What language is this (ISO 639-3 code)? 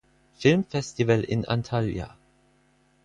deu